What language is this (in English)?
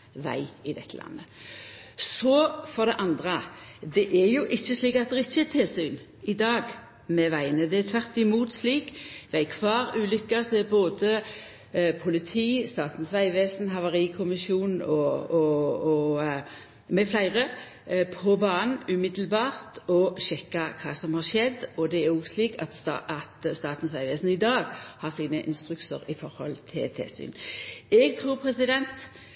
Norwegian Nynorsk